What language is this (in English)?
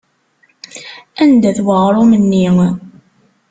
Kabyle